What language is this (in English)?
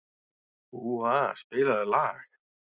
Icelandic